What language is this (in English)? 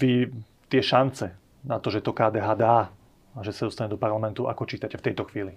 Slovak